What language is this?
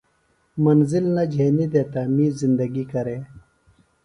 Phalura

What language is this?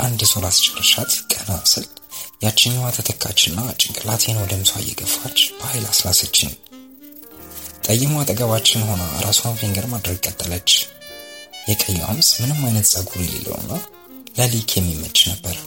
Amharic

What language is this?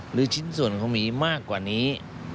Thai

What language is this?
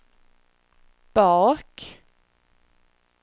Swedish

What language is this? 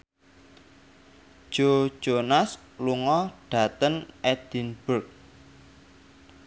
Javanese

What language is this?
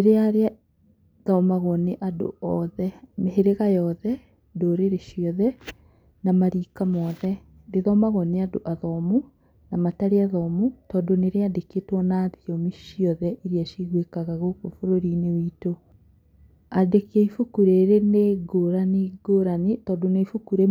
Kikuyu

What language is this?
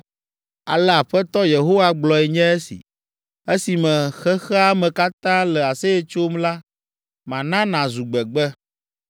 Ewe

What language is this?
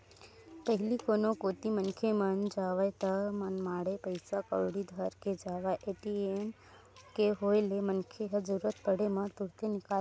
Chhattisgarhi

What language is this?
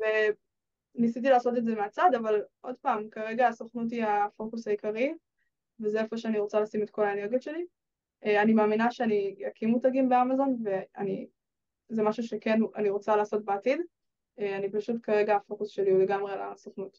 Hebrew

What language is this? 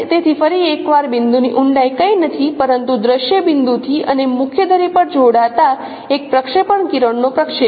Gujarati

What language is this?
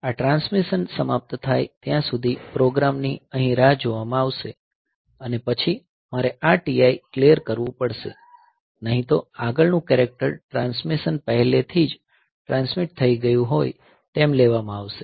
Gujarati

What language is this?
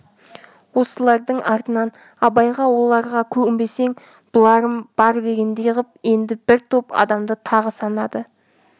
Kazakh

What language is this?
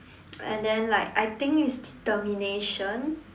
English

